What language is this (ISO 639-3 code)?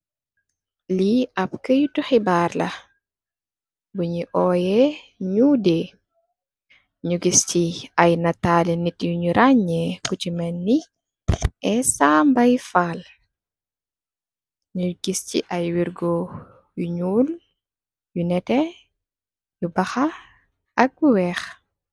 wol